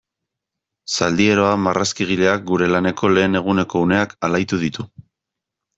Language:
Basque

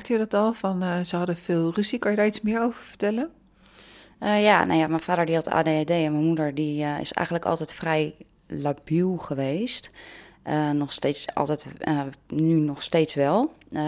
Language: Dutch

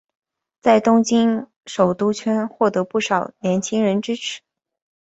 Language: Chinese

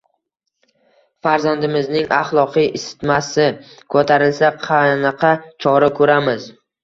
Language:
Uzbek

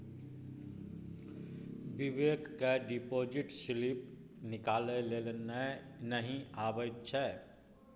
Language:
Maithili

